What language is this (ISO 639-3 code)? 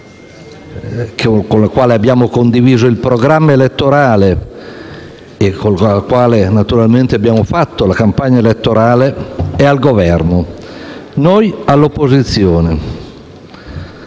ita